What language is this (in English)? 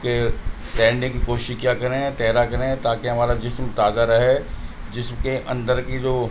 Urdu